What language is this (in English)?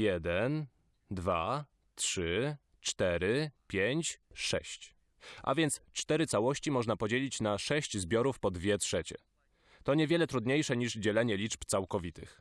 Polish